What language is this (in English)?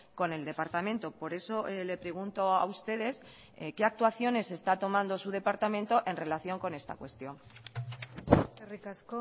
Spanish